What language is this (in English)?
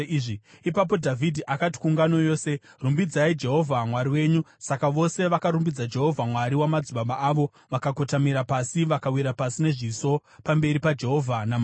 Shona